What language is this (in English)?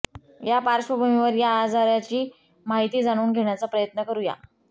Marathi